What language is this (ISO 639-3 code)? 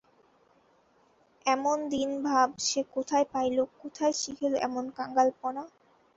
ben